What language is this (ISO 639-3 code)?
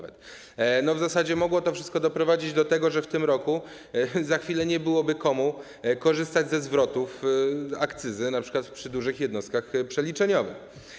pol